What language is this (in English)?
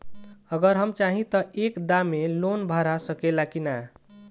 Bhojpuri